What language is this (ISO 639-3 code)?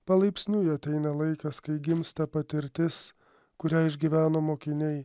lit